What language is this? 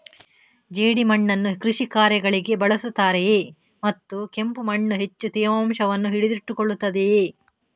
Kannada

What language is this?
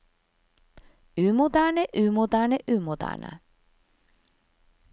Norwegian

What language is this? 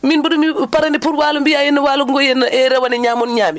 Fula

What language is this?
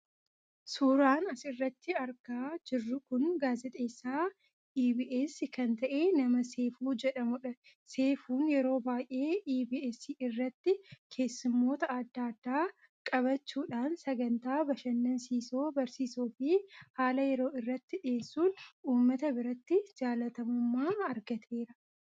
Oromo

